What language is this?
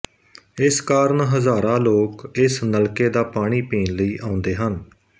Punjabi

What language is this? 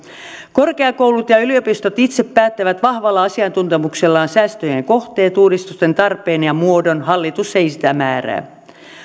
Finnish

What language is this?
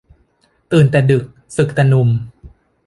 Thai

